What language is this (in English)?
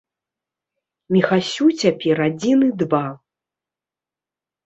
Belarusian